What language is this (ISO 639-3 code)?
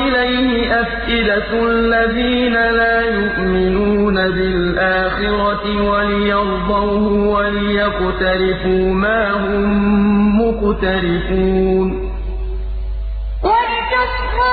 ara